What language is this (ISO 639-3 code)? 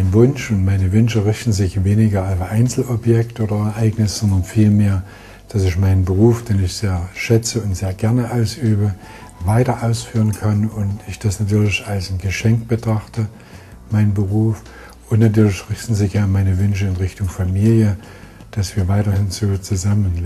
deu